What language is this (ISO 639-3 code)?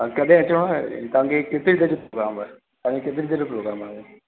snd